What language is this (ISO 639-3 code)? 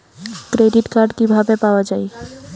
ben